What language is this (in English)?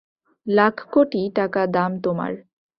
Bangla